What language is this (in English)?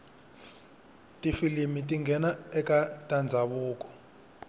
Tsonga